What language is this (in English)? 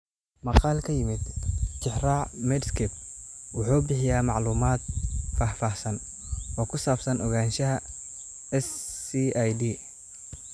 Somali